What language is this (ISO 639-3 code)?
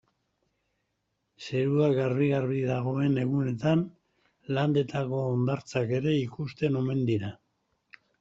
eus